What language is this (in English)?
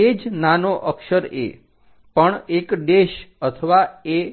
Gujarati